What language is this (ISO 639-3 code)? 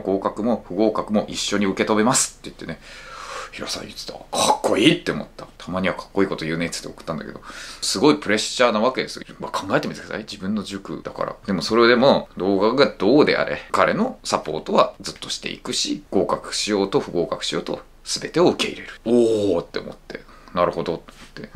jpn